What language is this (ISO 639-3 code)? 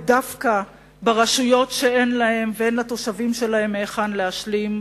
heb